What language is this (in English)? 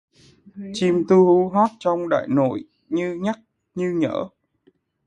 Vietnamese